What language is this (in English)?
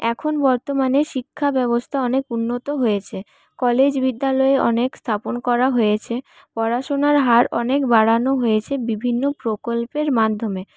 Bangla